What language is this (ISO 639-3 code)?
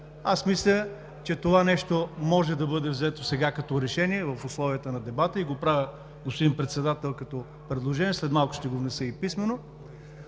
bul